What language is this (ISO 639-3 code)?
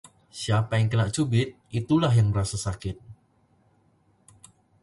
ind